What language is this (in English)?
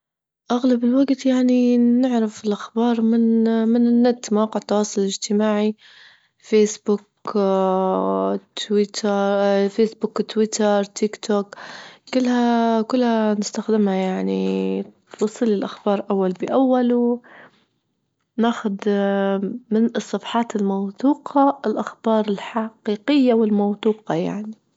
Libyan Arabic